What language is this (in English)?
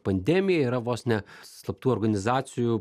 Lithuanian